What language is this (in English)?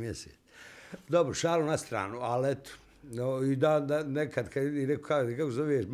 Croatian